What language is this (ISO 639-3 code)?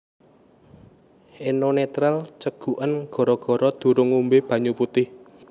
jav